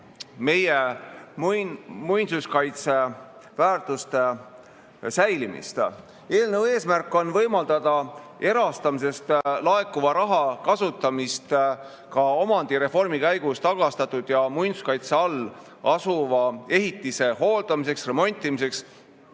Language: Estonian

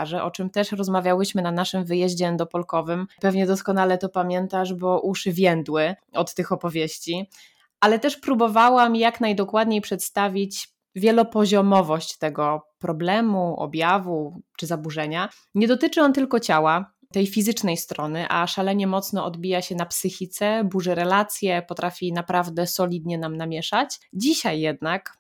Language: Polish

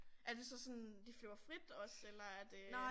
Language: Danish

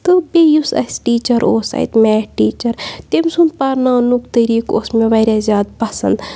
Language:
Kashmiri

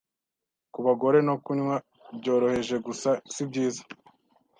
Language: Kinyarwanda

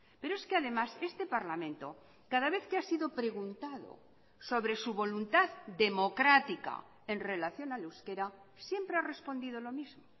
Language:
Spanish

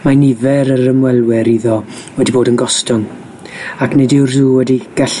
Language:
Welsh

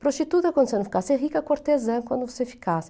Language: Portuguese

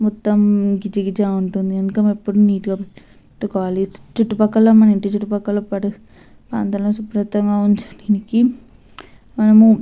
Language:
Telugu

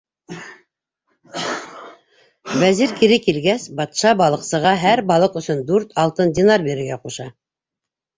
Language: Bashkir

